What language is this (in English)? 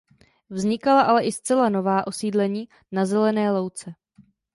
Czech